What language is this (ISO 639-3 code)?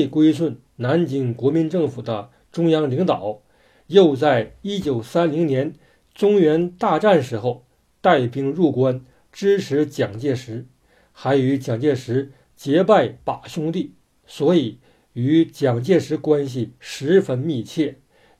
zho